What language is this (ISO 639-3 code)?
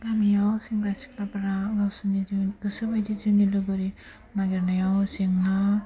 brx